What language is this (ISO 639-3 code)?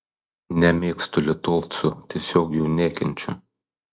lit